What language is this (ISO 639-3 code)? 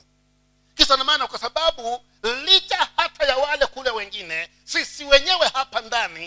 swa